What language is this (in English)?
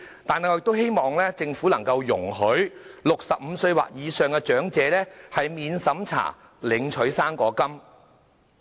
Cantonese